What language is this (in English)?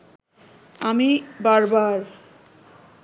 Bangla